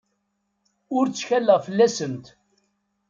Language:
Kabyle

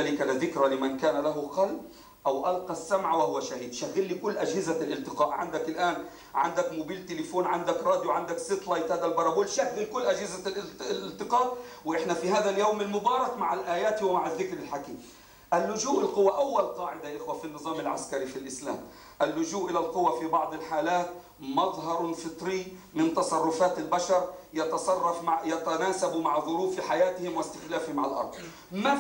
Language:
Arabic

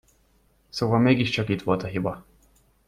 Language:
Hungarian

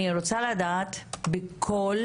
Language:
Hebrew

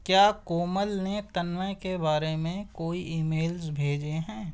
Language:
Urdu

